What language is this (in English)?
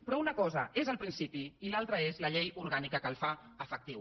Catalan